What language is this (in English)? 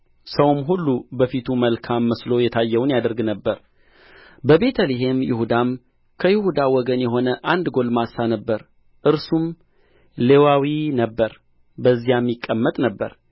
Amharic